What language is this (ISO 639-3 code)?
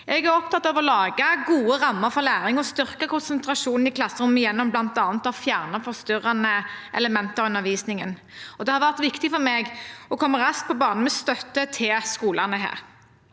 nor